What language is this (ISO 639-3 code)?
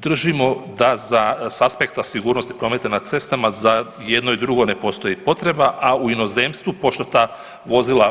hrv